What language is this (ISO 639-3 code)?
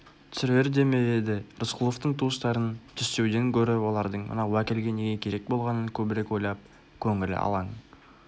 kaz